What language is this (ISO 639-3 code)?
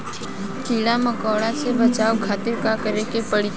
bho